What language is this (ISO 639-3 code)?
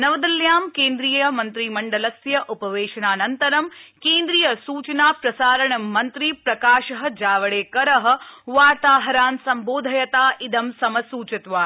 san